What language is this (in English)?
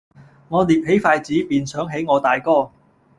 Cantonese